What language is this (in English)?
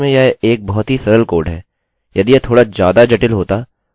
Hindi